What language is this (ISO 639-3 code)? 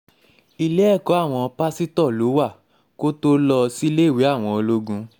yor